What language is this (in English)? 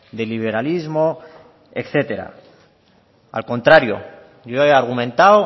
Spanish